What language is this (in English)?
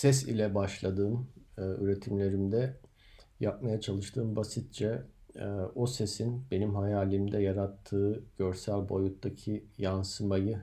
Turkish